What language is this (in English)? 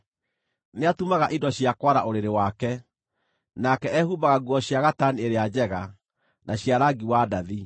Kikuyu